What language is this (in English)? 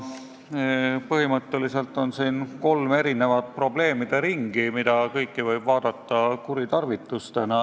Estonian